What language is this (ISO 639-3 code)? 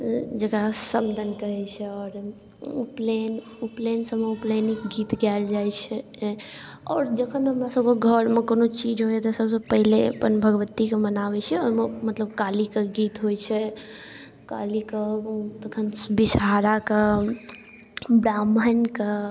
mai